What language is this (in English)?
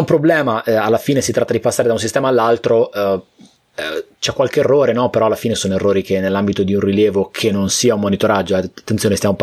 Italian